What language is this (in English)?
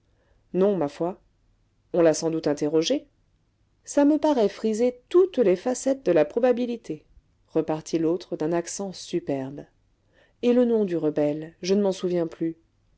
French